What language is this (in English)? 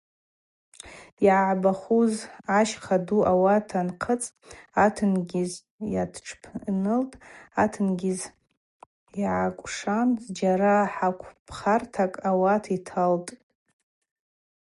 Abaza